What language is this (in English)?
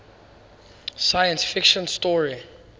English